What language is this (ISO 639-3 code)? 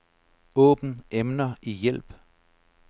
dan